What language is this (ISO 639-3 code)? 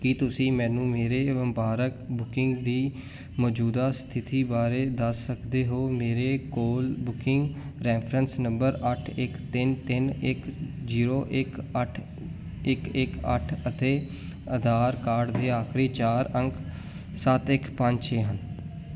pan